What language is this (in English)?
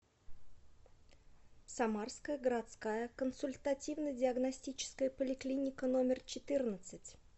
Russian